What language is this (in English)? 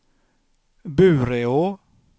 Swedish